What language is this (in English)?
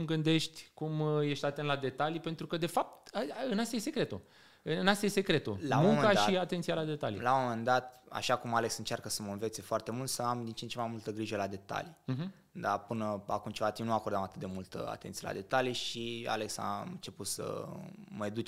Romanian